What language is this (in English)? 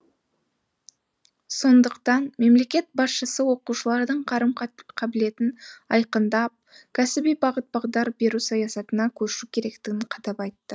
Kazakh